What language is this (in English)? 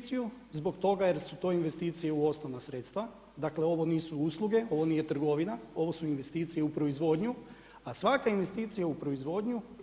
Croatian